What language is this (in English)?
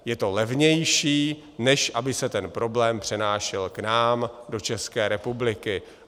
Czech